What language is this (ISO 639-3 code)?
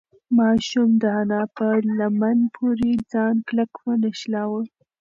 pus